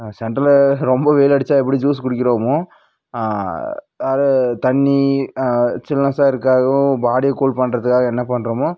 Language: Tamil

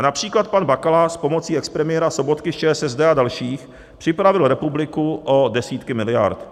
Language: Czech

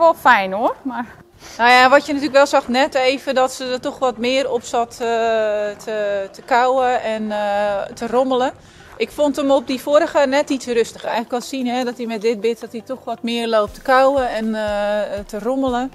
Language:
Dutch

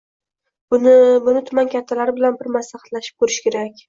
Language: Uzbek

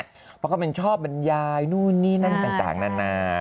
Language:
Thai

